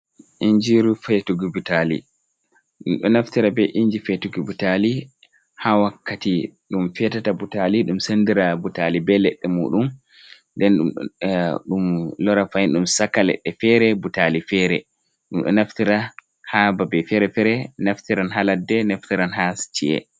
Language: Fula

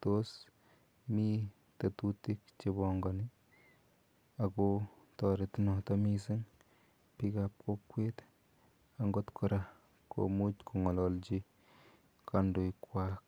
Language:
Kalenjin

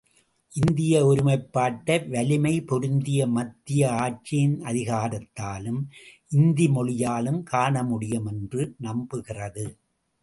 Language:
Tamil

